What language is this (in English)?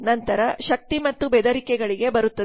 Kannada